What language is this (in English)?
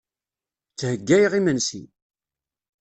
Kabyle